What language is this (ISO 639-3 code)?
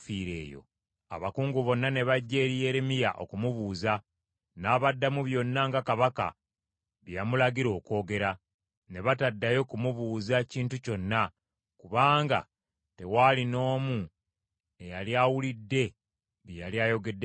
lug